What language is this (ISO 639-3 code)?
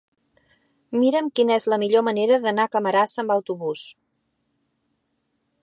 cat